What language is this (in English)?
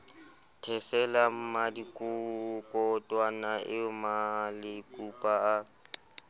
Southern Sotho